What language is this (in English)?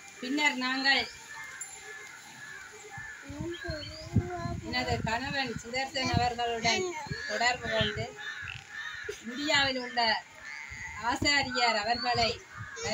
Turkish